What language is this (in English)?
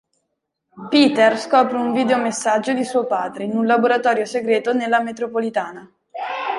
Italian